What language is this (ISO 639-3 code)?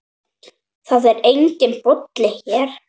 isl